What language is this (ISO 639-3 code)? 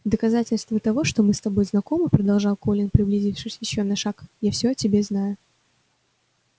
rus